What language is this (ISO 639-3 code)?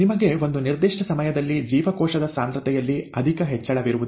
kan